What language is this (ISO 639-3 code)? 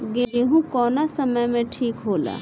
bho